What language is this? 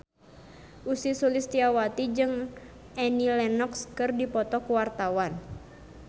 Sundanese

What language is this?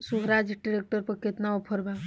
Bhojpuri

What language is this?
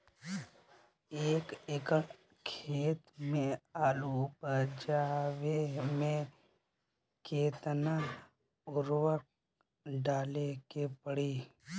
Bhojpuri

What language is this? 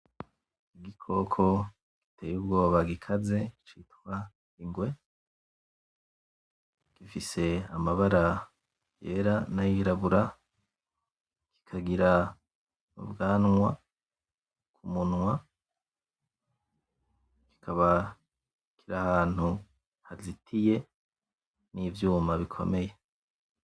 Rundi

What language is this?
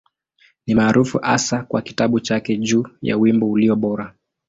Swahili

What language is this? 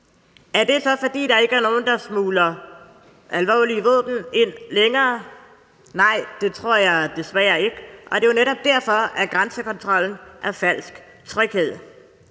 Danish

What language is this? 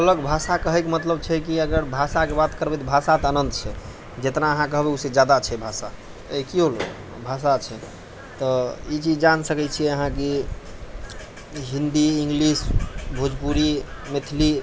Maithili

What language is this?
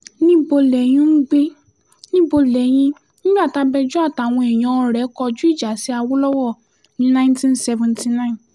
Yoruba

